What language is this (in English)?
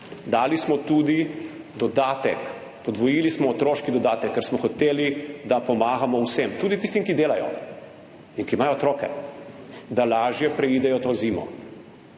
Slovenian